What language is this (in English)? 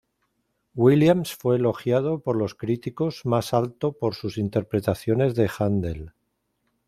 Spanish